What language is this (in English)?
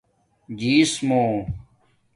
Domaaki